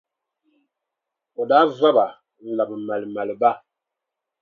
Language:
Dagbani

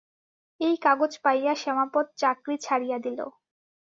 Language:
Bangla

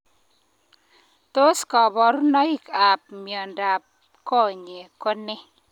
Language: Kalenjin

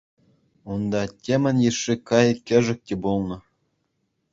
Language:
Chuvash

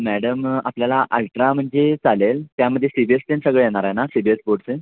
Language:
Marathi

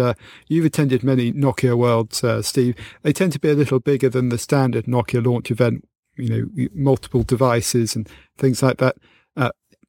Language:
English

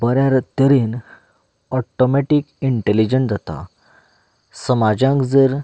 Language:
Konkani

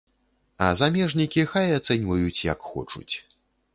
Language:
Belarusian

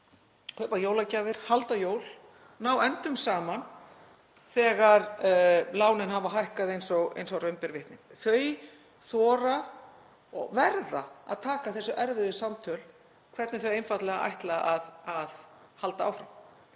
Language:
Icelandic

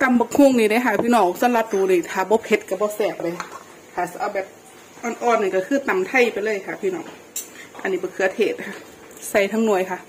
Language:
Thai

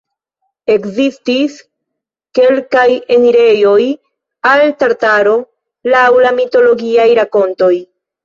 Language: Esperanto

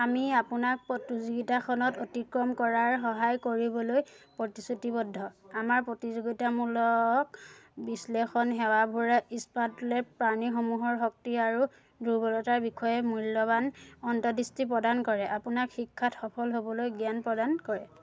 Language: Assamese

